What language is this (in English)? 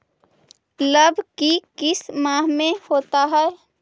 Magahi